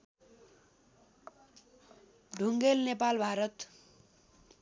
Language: Nepali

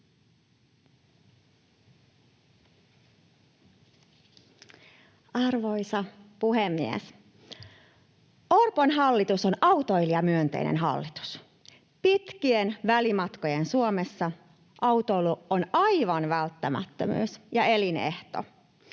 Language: Finnish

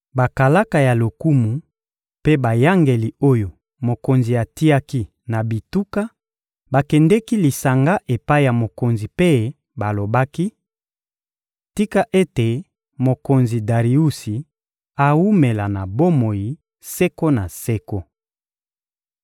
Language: Lingala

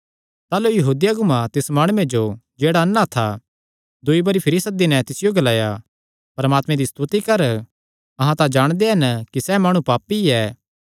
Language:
Kangri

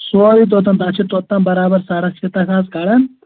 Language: Kashmiri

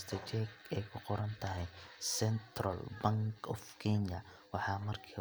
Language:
Somali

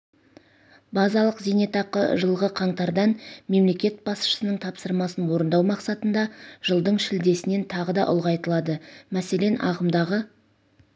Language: Kazakh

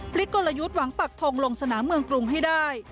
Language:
Thai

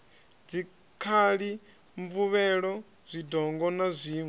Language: Venda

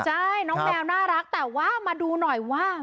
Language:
Thai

